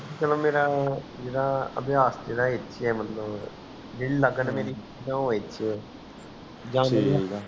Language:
Punjabi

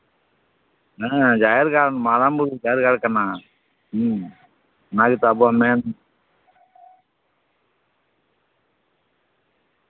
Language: Santali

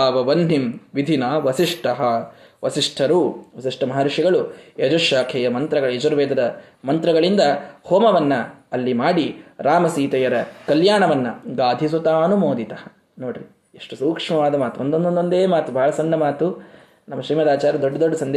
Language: Kannada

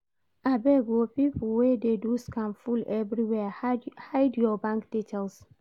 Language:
Nigerian Pidgin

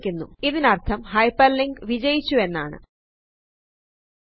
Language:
Malayalam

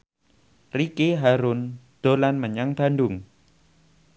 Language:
Javanese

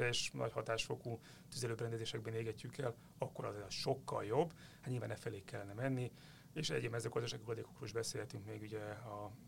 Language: Hungarian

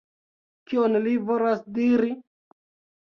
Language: Esperanto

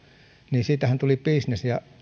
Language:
Finnish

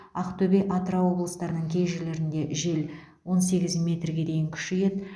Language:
Kazakh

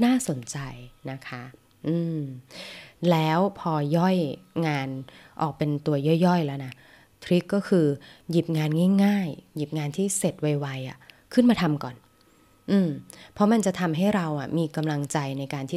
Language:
Thai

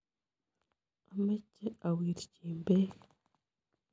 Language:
Kalenjin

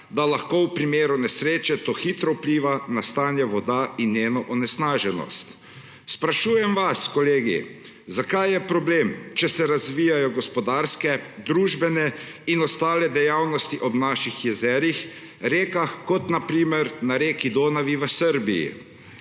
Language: Slovenian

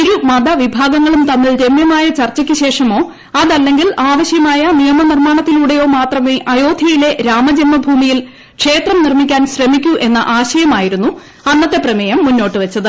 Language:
Malayalam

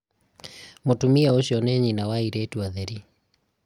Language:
Kikuyu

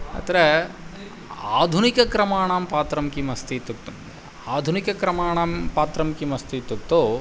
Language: Sanskrit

